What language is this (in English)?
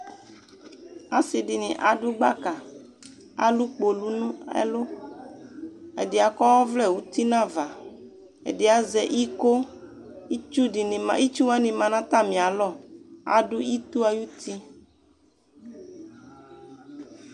Ikposo